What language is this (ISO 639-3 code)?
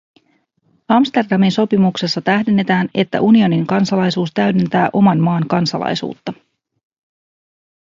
fin